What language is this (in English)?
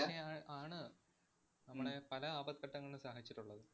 Malayalam